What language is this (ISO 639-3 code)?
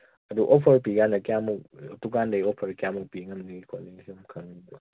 mni